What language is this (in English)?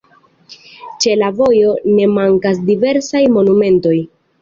Esperanto